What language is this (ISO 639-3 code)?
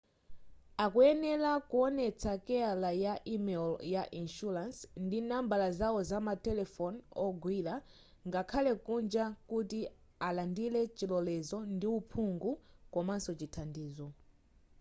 nya